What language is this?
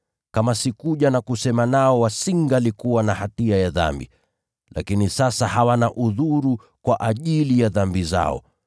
Swahili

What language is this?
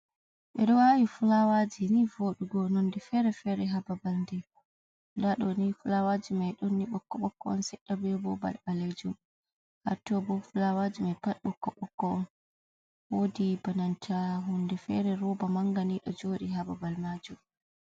Fula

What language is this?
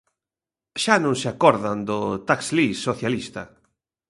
Galician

